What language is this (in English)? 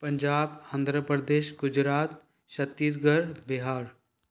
Sindhi